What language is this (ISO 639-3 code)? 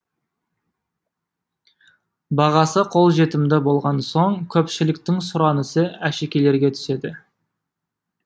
kaz